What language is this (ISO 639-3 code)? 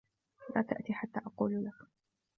ara